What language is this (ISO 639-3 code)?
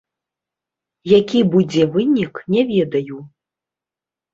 bel